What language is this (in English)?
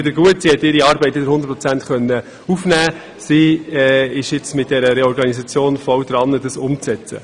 Swiss German